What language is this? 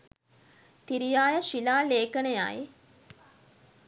Sinhala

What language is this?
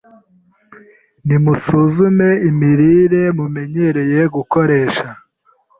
Kinyarwanda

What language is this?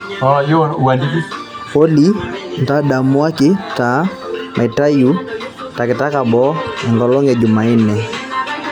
Masai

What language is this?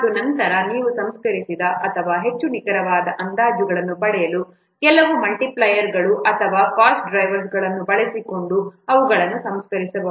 Kannada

